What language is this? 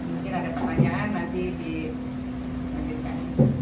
Indonesian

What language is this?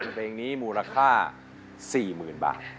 Thai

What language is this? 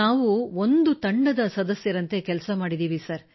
Kannada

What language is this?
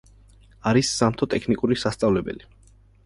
Georgian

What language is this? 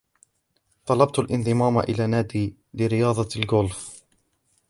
Arabic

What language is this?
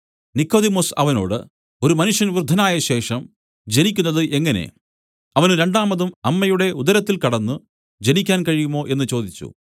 Malayalam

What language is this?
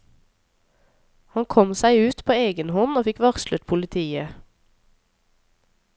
Norwegian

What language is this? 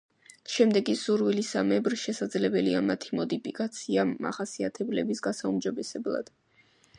Georgian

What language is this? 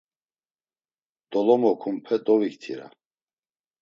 Laz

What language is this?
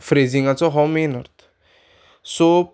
Konkani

